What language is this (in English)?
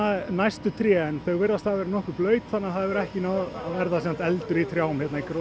Icelandic